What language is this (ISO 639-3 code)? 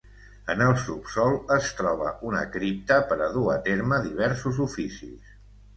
cat